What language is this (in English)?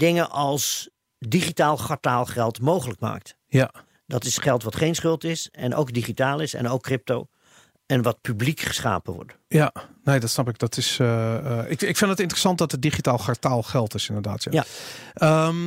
Dutch